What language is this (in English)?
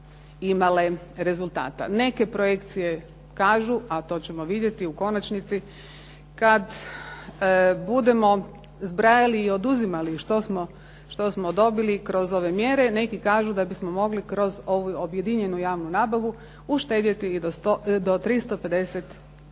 Croatian